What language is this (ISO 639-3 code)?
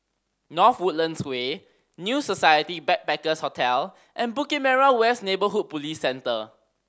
eng